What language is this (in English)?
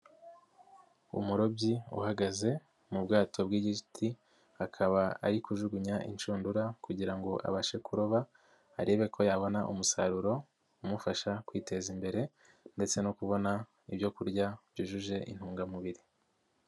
Kinyarwanda